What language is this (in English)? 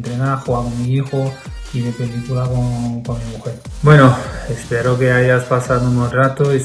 Spanish